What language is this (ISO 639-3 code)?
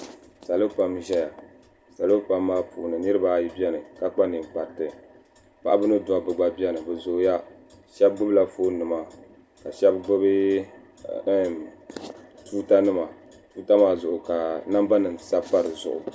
dag